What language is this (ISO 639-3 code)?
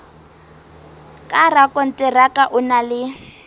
sot